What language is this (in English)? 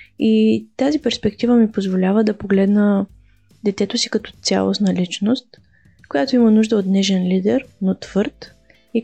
Bulgarian